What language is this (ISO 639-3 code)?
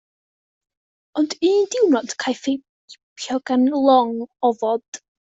cym